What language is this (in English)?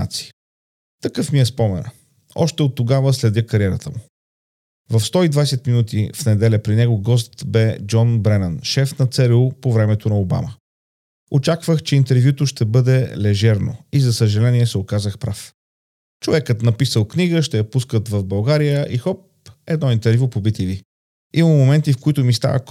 Bulgarian